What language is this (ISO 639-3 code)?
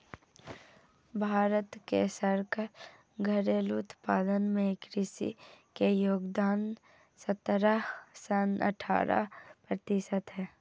mai